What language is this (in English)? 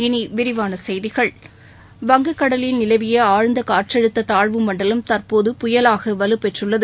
Tamil